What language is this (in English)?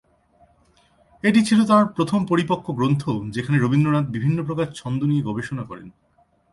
Bangla